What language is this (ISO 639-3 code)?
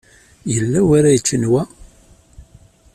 kab